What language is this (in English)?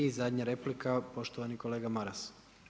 Croatian